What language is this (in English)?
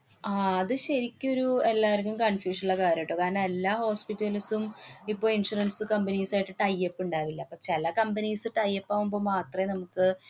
Malayalam